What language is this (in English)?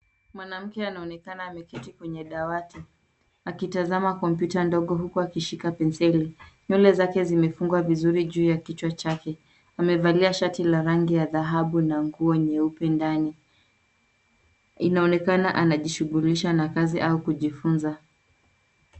Swahili